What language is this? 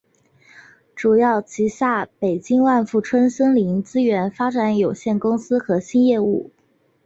Chinese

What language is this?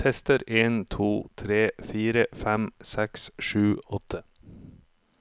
Norwegian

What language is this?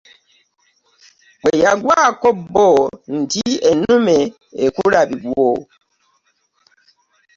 Ganda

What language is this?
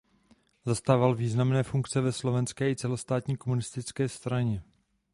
Czech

